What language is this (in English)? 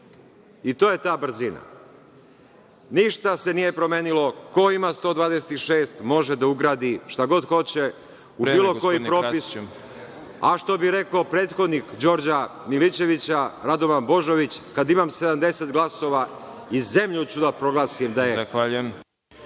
Serbian